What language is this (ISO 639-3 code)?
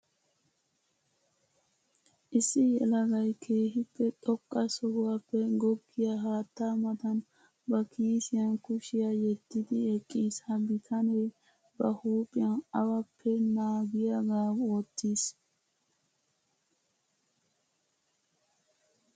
wal